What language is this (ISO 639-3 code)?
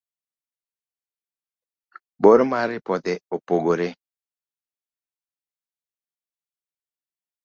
luo